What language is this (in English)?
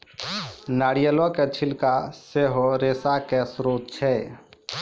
Maithili